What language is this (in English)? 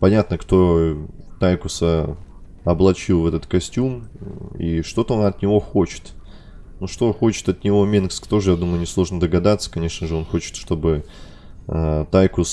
Russian